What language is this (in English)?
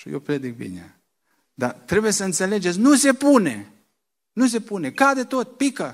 Romanian